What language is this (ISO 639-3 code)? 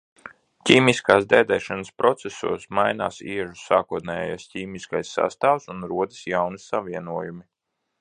lav